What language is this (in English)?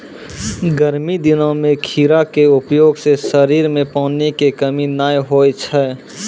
Maithili